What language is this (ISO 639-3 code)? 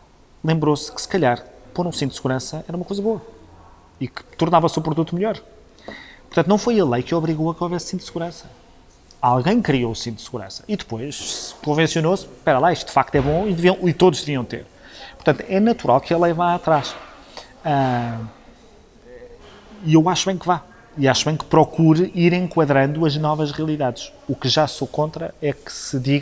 por